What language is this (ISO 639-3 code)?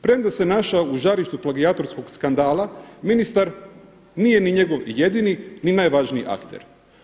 hrv